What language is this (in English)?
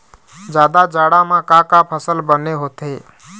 Chhattisgarhi